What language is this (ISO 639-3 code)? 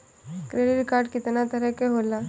bho